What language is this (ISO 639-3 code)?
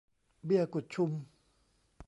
tha